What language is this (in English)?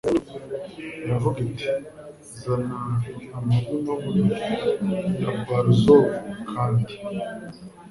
Kinyarwanda